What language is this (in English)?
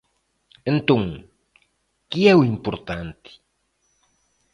Galician